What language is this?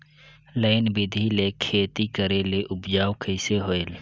Chhattisgarhi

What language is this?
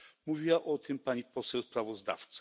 Polish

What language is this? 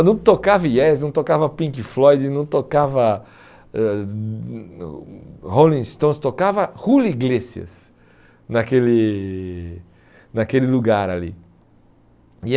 Portuguese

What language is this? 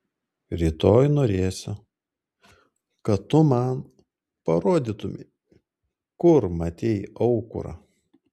Lithuanian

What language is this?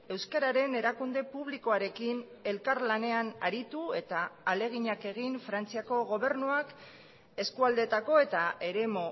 Basque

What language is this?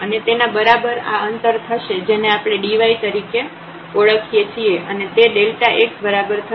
Gujarati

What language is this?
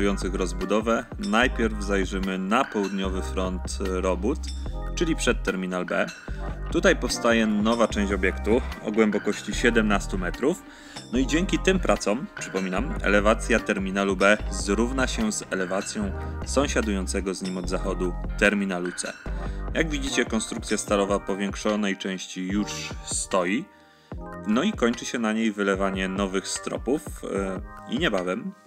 Polish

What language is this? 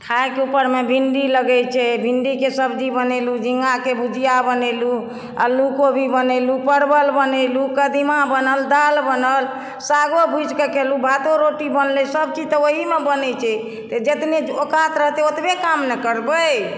Maithili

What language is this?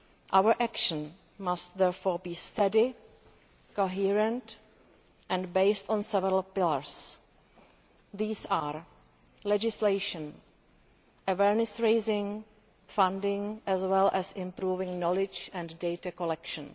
English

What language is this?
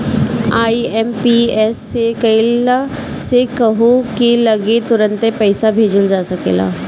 Bhojpuri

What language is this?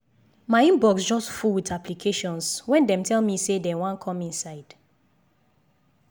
Nigerian Pidgin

